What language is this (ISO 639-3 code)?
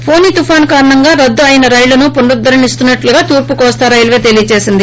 tel